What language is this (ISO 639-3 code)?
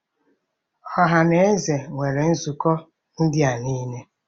ibo